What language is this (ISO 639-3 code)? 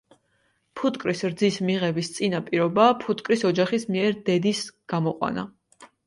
kat